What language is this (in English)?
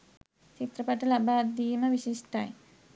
Sinhala